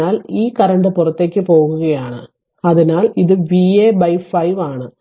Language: Malayalam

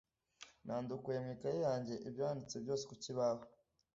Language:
Kinyarwanda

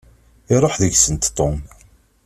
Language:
Kabyle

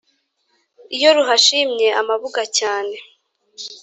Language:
Kinyarwanda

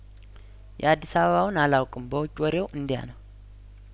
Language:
Amharic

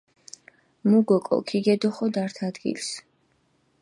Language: Mingrelian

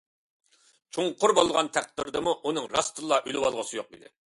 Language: Uyghur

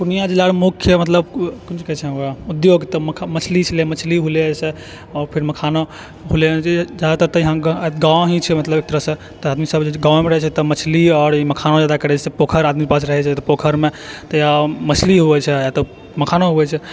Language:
Maithili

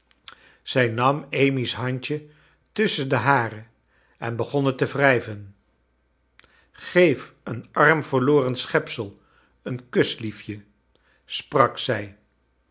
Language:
Dutch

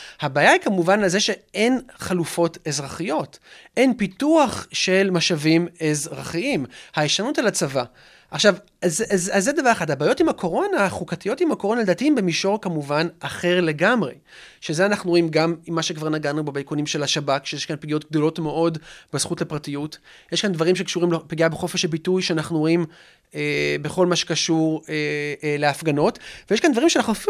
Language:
Hebrew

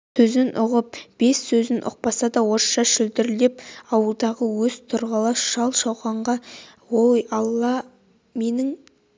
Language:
Kazakh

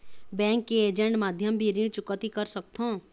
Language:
Chhattisgarhi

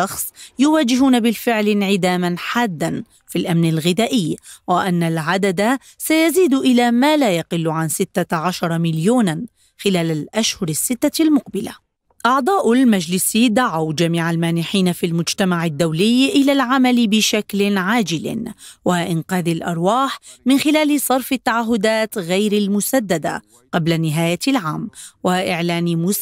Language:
Arabic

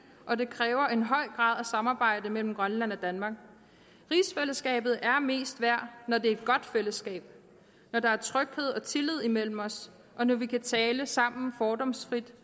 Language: Danish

